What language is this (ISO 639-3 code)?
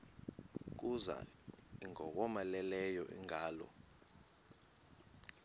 xho